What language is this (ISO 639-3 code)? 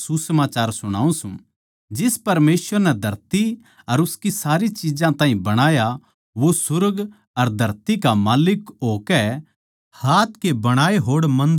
bgc